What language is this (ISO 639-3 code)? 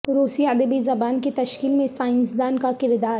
urd